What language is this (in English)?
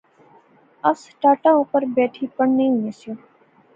Pahari-Potwari